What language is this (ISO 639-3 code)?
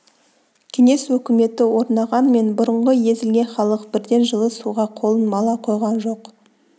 kaz